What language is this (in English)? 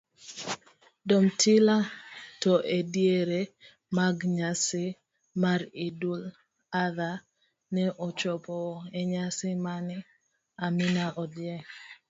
Luo (Kenya and Tanzania)